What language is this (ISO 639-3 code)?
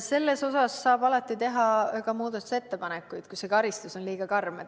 est